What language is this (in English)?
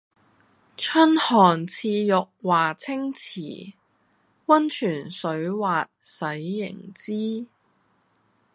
Cantonese